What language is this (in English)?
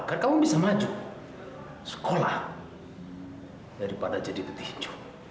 Indonesian